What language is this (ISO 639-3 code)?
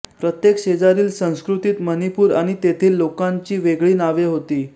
mar